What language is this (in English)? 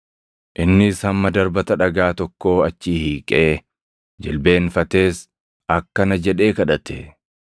Oromo